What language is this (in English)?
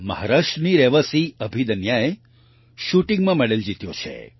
Gujarati